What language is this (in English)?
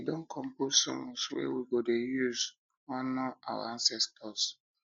Nigerian Pidgin